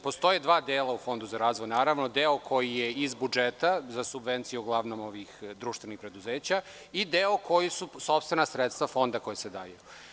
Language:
Serbian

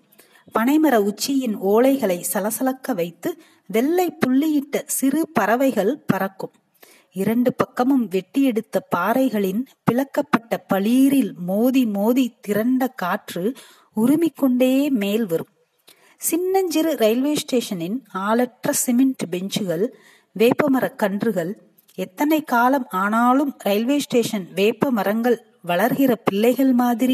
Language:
Tamil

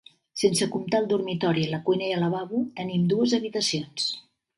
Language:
Catalan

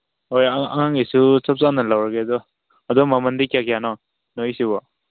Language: Manipuri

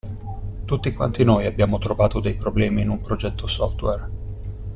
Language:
Italian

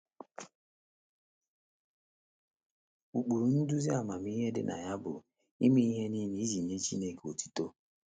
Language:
Igbo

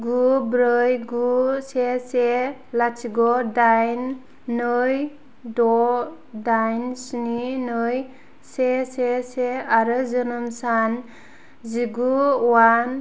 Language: Bodo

